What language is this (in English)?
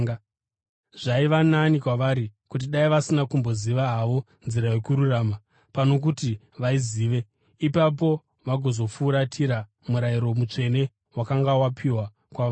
Shona